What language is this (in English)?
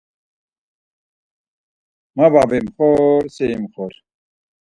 Laz